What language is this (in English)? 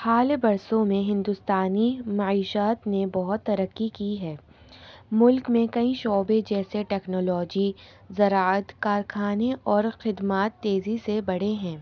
Urdu